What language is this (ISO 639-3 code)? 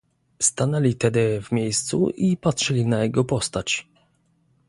pol